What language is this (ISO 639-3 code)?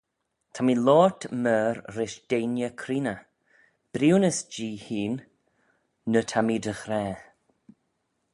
glv